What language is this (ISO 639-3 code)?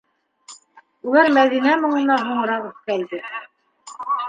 bak